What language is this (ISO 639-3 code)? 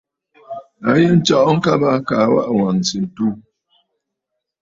bfd